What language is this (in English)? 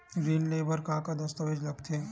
Chhattisgarhi